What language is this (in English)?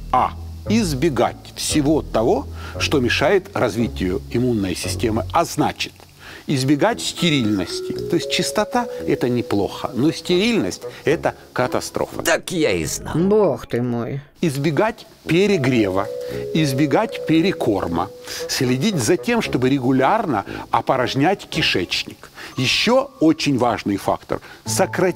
Russian